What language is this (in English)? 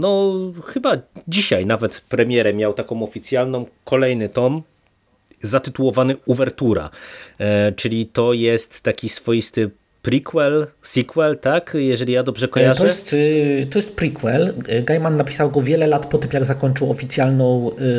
Polish